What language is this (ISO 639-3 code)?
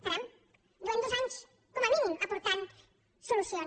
cat